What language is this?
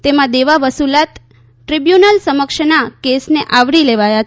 Gujarati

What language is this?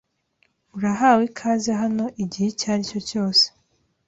Kinyarwanda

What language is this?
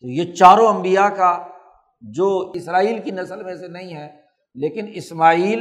Urdu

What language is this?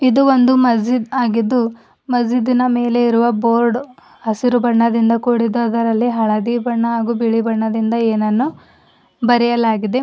Kannada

